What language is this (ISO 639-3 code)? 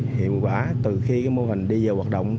vie